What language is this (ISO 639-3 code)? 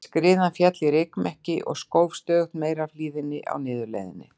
isl